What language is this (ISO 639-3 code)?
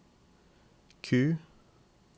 nor